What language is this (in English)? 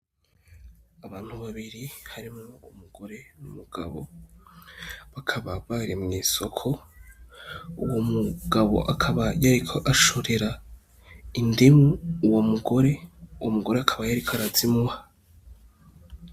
Rundi